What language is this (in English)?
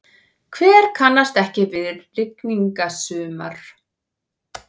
Icelandic